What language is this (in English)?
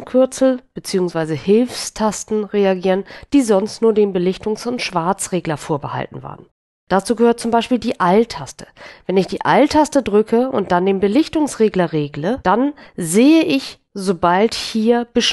German